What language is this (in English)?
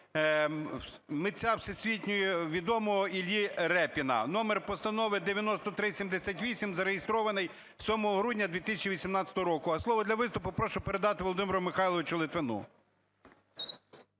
Ukrainian